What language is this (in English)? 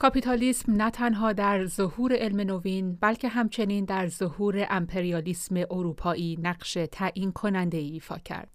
Persian